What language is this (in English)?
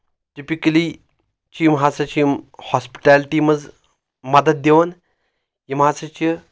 Kashmiri